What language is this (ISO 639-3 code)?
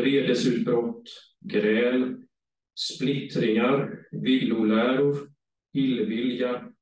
swe